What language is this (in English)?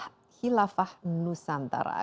Indonesian